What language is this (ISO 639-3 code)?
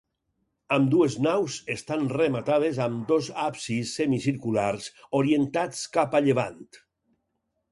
cat